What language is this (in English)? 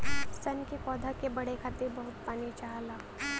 Bhojpuri